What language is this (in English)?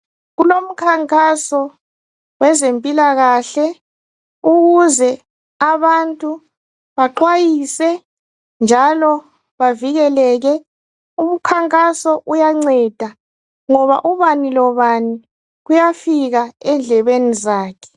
North Ndebele